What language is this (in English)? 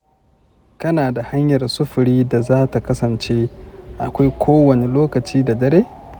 Hausa